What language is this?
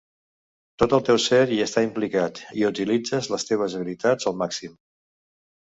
Catalan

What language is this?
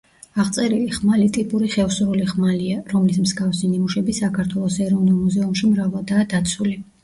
Georgian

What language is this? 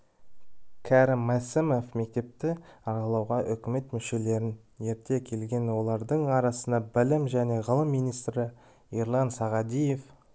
Kazakh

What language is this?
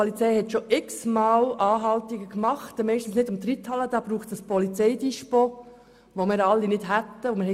Swiss German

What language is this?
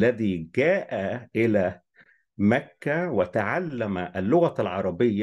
Arabic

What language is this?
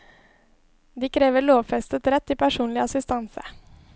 Norwegian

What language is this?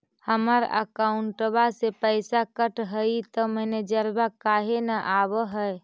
Magahi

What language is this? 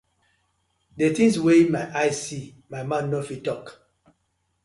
Nigerian Pidgin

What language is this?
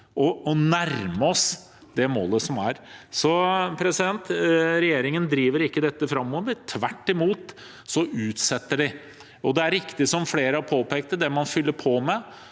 Norwegian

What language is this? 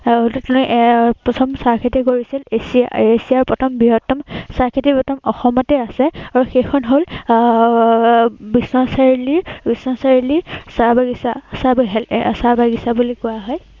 Assamese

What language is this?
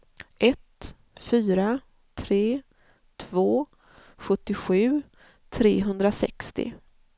Swedish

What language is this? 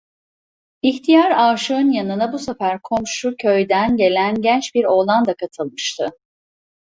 Turkish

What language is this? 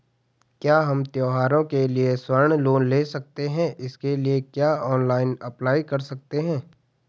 Hindi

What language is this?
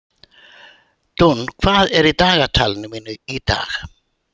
Icelandic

